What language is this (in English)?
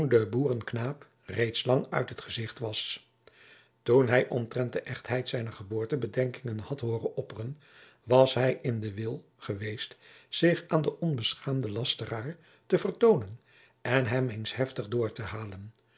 Dutch